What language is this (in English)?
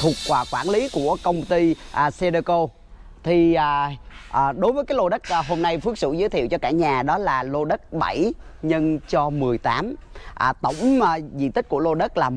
Vietnamese